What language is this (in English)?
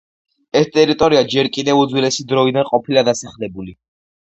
Georgian